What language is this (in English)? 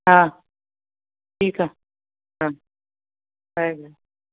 Sindhi